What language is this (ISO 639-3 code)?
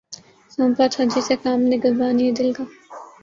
urd